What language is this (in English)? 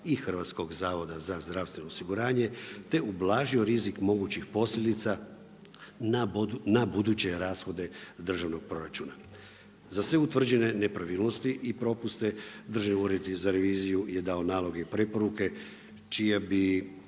Croatian